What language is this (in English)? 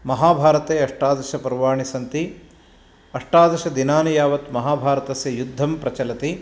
Sanskrit